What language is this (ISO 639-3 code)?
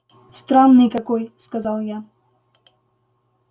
rus